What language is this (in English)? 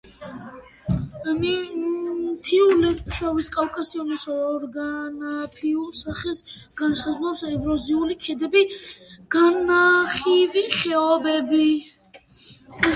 Georgian